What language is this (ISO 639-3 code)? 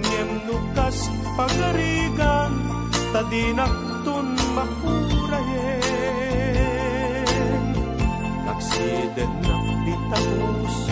fil